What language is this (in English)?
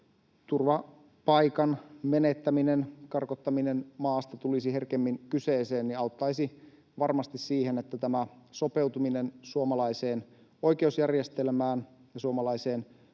Finnish